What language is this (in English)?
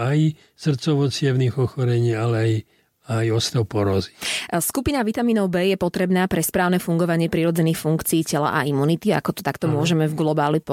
Slovak